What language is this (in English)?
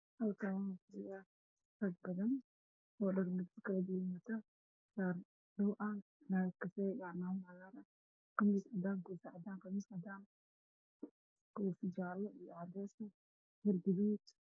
Somali